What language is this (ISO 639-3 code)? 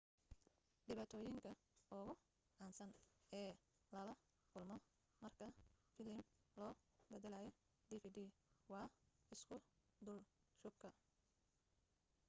som